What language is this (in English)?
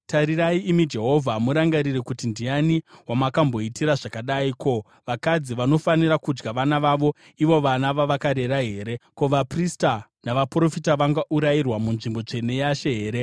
Shona